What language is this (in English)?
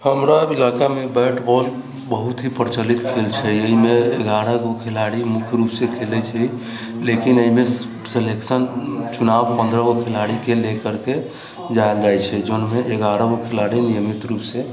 Maithili